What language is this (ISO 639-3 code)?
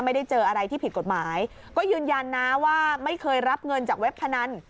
tha